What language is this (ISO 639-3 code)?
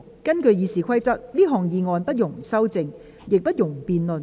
yue